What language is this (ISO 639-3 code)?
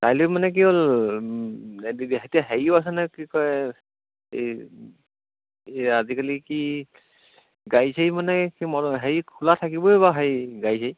asm